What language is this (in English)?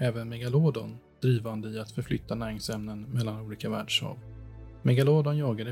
Swedish